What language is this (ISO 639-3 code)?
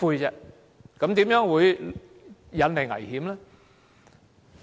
yue